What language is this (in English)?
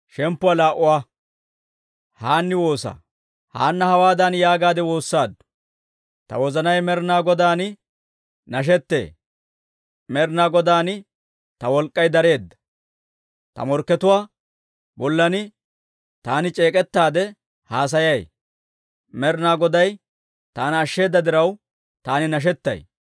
Dawro